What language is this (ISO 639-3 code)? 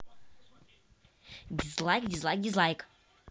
rus